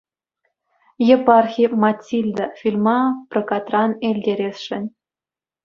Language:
Chuvash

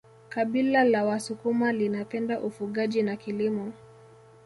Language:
Swahili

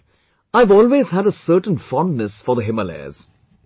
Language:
English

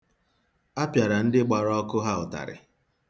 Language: Igbo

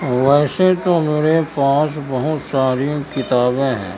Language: Urdu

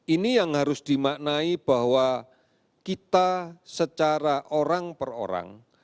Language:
Indonesian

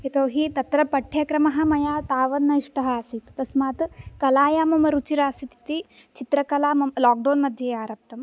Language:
Sanskrit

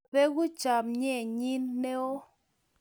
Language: Kalenjin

